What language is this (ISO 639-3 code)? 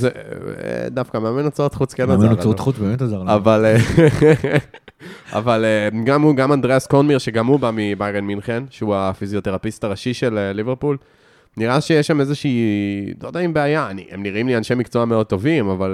heb